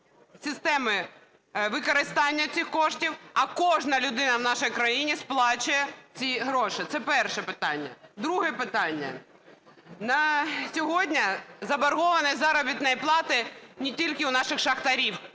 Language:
Ukrainian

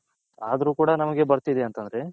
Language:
Kannada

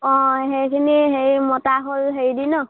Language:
Assamese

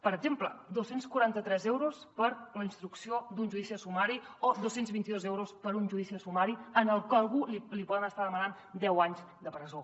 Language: Catalan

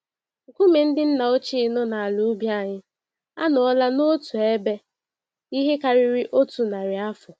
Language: Igbo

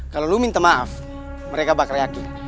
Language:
Indonesian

